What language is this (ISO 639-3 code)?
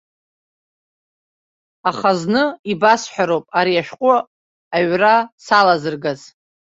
abk